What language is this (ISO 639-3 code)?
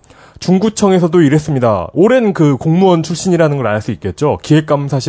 kor